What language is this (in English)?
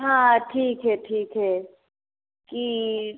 Maithili